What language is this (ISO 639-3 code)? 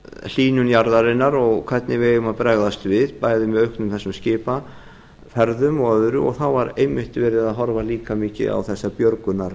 isl